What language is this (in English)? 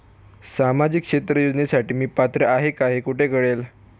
Marathi